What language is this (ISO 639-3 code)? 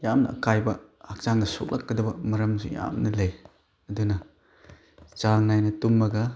mni